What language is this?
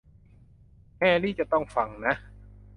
Thai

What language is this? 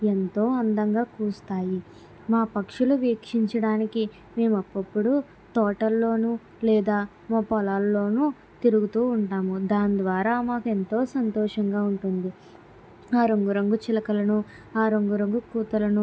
Telugu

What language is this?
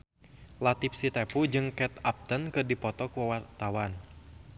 Sundanese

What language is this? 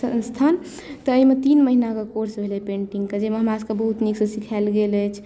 Maithili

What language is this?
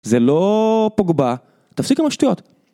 Hebrew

